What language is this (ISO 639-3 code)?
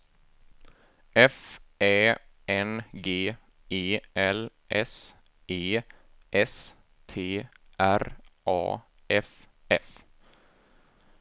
swe